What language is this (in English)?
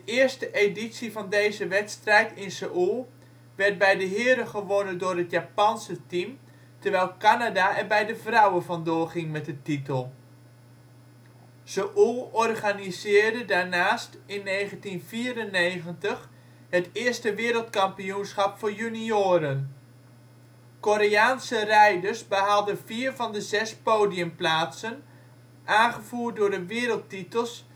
Dutch